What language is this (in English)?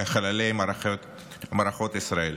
Hebrew